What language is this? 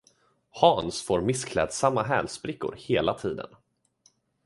Swedish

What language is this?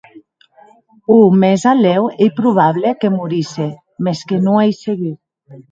Occitan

